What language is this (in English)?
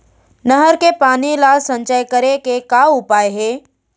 Chhattisgarhi